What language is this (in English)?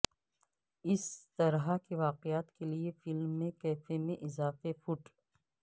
Urdu